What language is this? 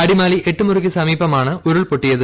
Malayalam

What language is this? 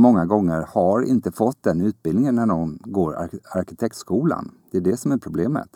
Swedish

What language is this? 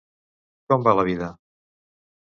Catalan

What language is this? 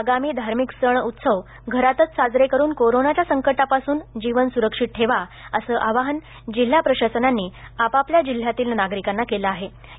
Marathi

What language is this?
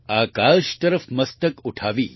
Gujarati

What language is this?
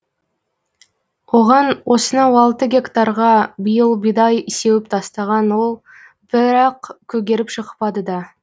Kazakh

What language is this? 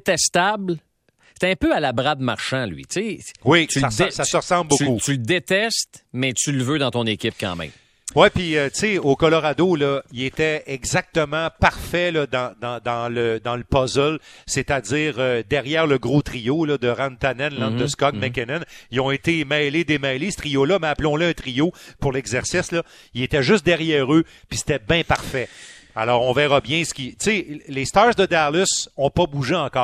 French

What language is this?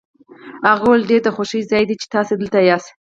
Pashto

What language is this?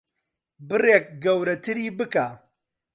Central Kurdish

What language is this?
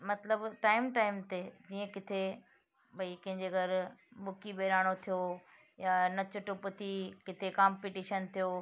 Sindhi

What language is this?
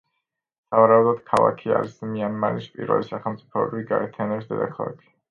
Georgian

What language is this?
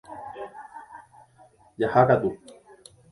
Guarani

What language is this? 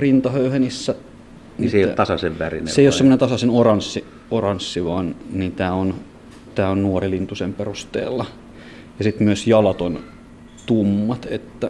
Finnish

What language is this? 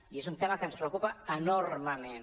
Catalan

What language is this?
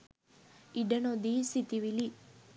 Sinhala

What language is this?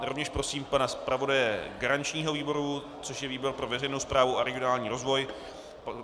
Czech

